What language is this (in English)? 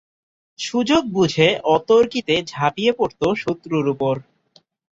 Bangla